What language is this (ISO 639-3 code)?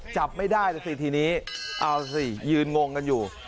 tha